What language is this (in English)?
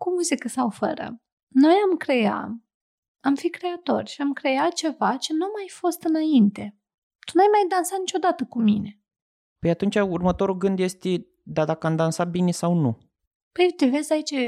Romanian